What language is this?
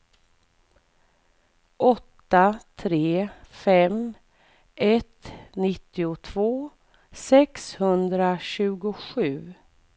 Swedish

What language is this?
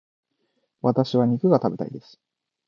Japanese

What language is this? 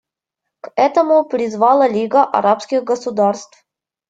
Russian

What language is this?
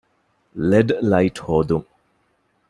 Divehi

